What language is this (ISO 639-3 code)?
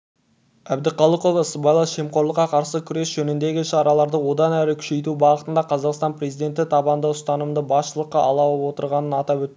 kaz